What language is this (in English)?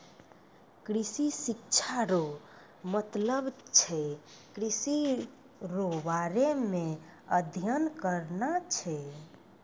Maithili